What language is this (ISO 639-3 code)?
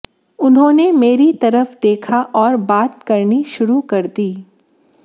hin